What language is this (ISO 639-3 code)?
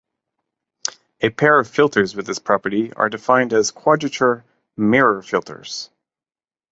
eng